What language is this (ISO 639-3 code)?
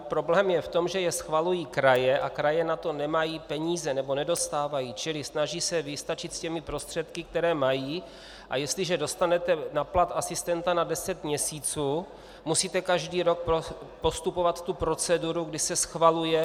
ces